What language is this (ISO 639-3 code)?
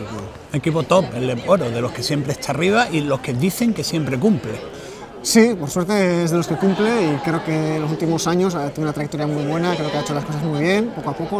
spa